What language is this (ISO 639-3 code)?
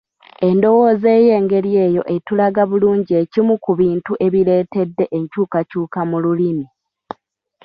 lug